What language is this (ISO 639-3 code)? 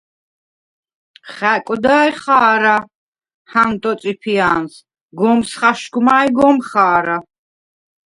sva